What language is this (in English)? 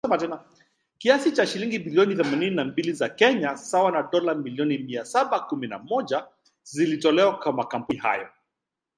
Swahili